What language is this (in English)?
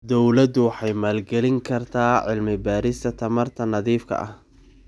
Somali